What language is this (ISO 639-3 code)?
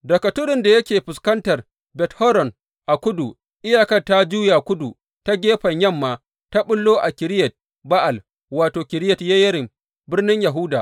hau